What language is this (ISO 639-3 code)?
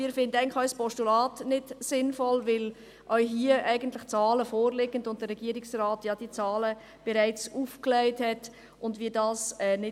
gsw